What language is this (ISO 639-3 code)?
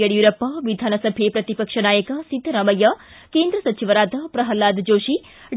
kan